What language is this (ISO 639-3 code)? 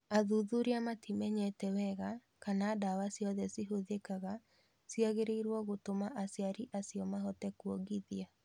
kik